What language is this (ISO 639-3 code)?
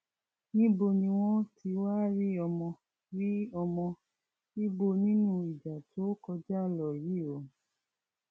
yor